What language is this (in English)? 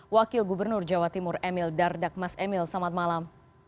Indonesian